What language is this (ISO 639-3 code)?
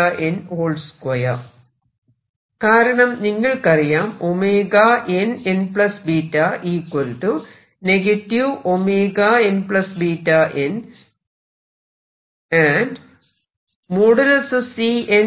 mal